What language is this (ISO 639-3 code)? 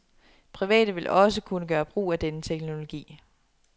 dan